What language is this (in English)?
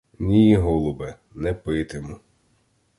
Ukrainian